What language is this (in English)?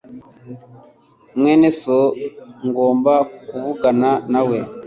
Kinyarwanda